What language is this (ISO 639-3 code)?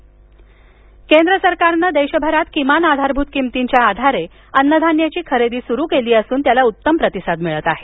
mar